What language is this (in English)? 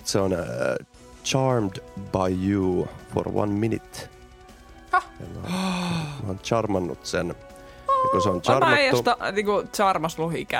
Finnish